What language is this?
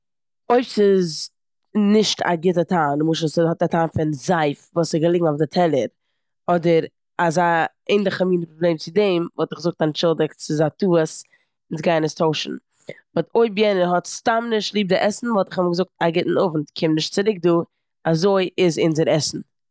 Yiddish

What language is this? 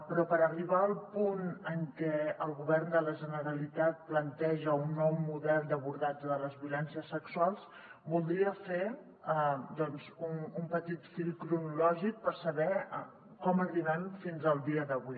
Catalan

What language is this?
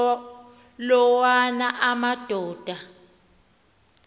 Xhosa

